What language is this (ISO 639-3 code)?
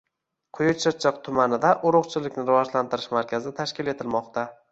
uzb